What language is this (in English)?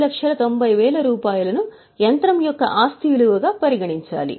Telugu